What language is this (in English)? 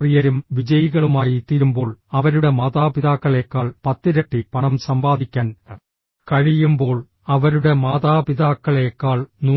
Malayalam